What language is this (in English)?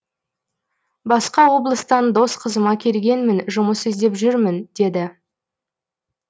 Kazakh